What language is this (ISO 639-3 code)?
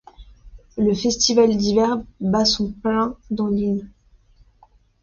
fra